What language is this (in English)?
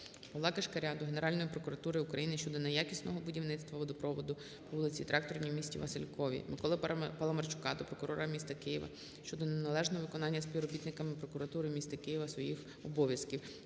Ukrainian